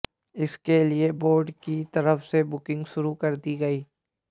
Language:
Hindi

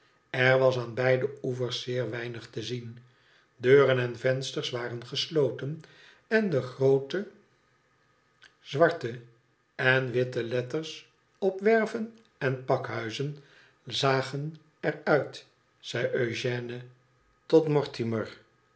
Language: Dutch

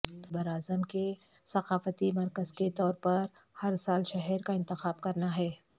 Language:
Urdu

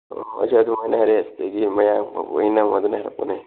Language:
Manipuri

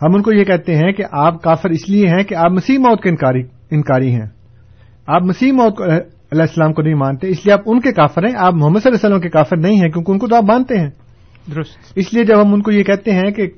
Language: Urdu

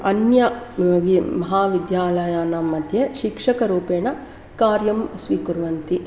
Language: Sanskrit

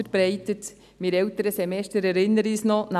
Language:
Swiss German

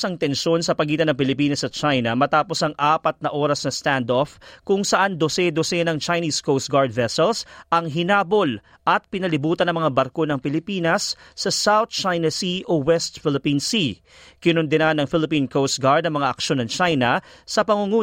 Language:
Filipino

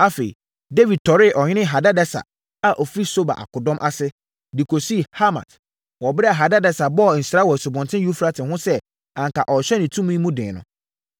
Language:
Akan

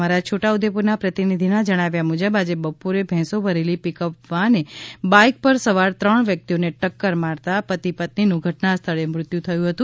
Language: Gujarati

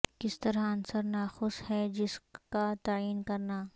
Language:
Urdu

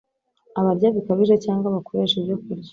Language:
Kinyarwanda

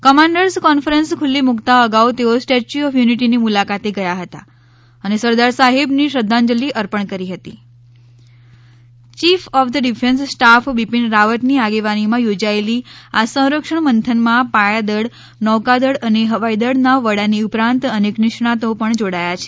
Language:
Gujarati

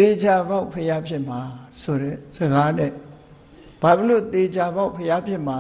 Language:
Vietnamese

